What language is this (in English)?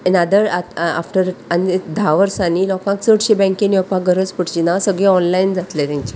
Konkani